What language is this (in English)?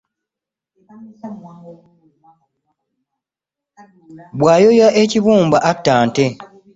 Ganda